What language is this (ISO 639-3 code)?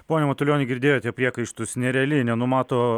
lit